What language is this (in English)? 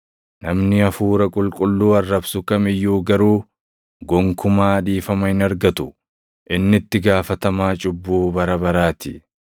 Oromo